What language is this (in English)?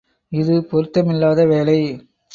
Tamil